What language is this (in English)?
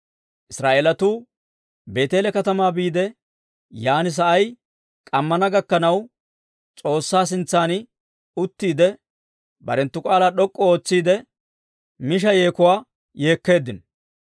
Dawro